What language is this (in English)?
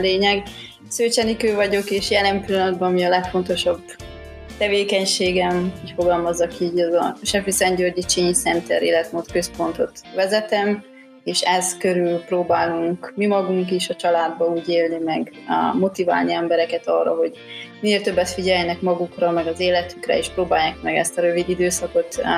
Hungarian